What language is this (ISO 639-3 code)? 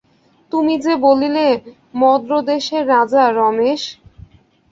ben